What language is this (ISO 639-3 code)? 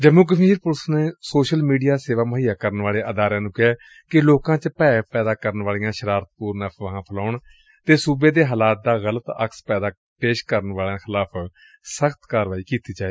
pan